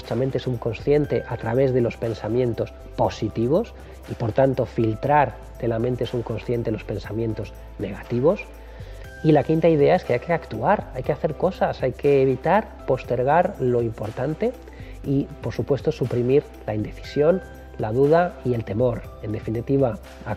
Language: Spanish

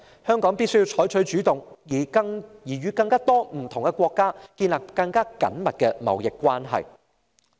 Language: Cantonese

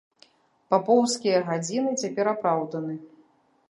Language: Belarusian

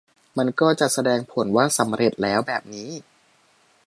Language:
Thai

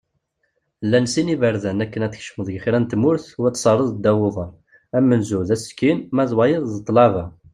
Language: Kabyle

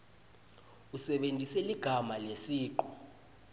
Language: Swati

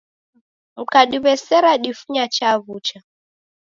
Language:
Taita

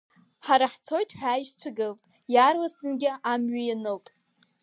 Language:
Abkhazian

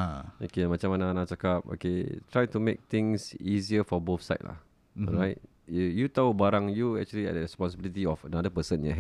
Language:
Malay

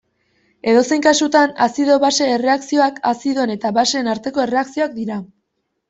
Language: Basque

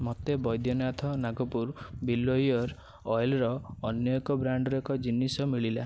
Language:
Odia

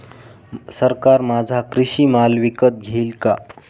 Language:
Marathi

